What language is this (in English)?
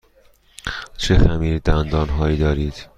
Persian